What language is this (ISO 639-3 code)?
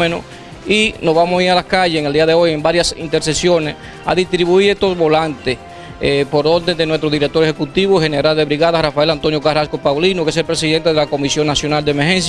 spa